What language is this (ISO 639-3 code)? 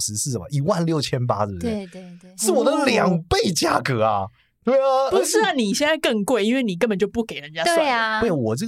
zho